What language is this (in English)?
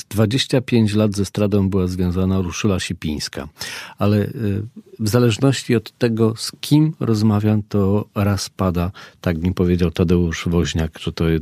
Polish